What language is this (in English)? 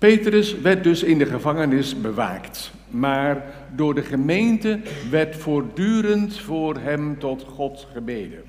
Dutch